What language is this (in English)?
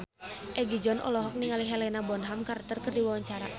Sundanese